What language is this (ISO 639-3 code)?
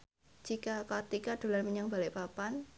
jav